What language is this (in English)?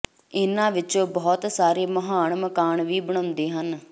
Punjabi